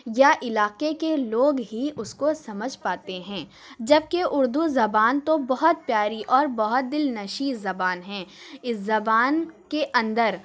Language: Urdu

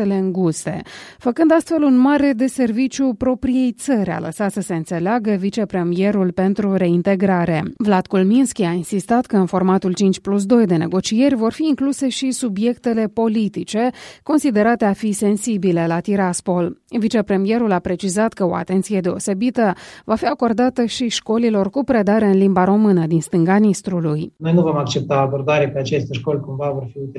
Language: Romanian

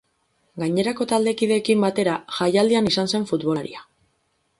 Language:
Basque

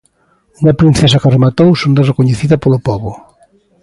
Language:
Galician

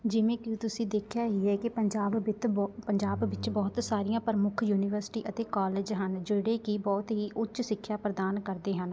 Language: Punjabi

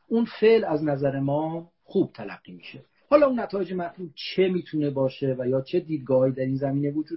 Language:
Persian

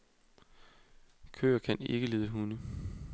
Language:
Danish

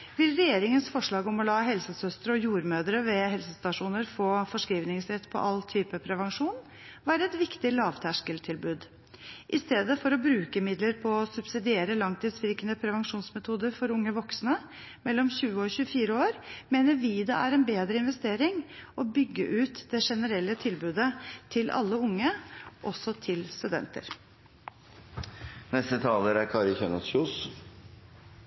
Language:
Norwegian Bokmål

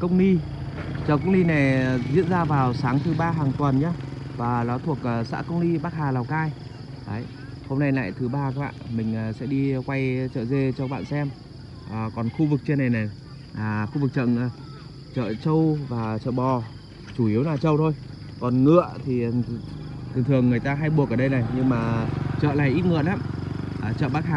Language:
Vietnamese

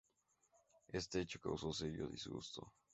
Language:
Spanish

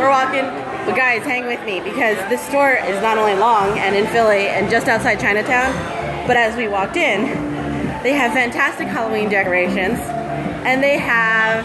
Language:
English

